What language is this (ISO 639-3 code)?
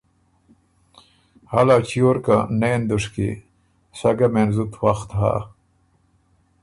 oru